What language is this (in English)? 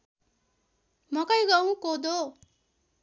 Nepali